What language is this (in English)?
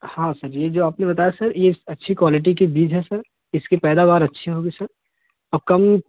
Hindi